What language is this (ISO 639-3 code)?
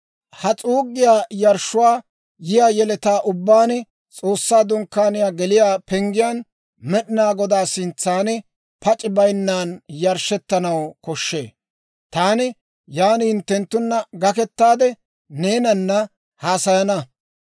dwr